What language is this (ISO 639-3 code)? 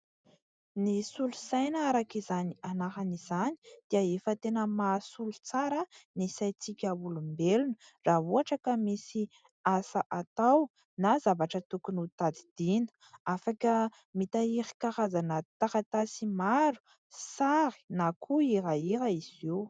mlg